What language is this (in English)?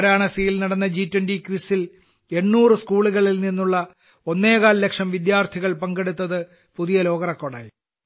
Malayalam